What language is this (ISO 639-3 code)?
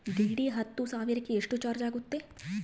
kan